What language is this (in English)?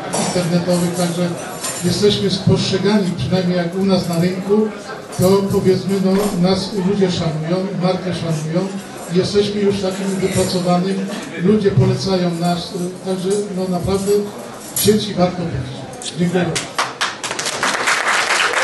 Polish